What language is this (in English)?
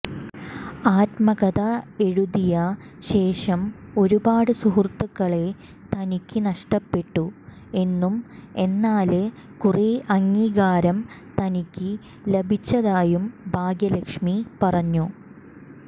Malayalam